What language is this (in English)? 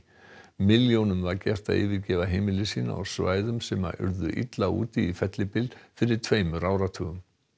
Icelandic